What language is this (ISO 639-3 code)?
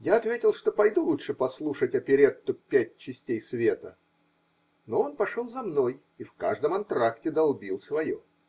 rus